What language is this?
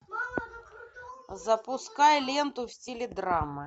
Russian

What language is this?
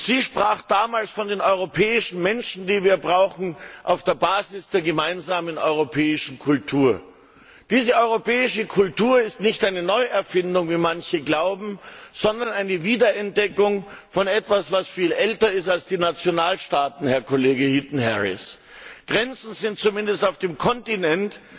German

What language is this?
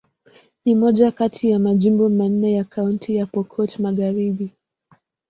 Swahili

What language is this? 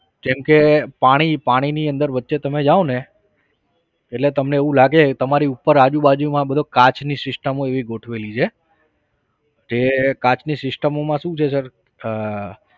Gujarati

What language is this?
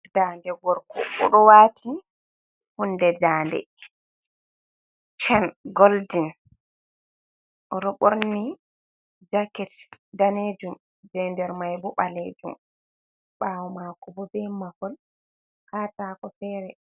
Fula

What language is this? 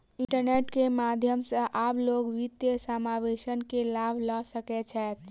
Maithili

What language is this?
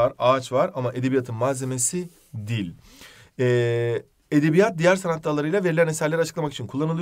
Turkish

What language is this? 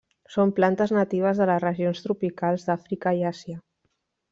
Catalan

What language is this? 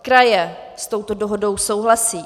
Czech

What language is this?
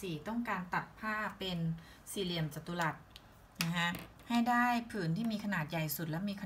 Thai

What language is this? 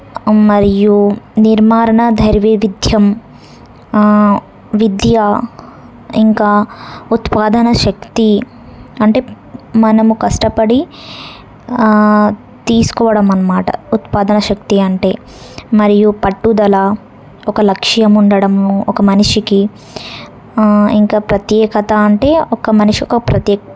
Telugu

